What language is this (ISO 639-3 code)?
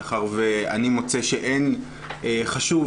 heb